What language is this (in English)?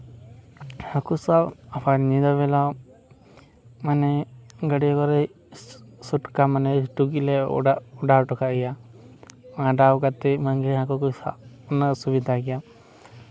Santali